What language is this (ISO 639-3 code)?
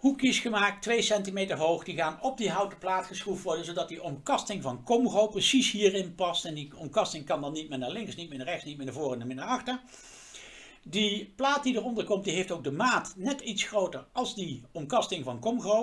nld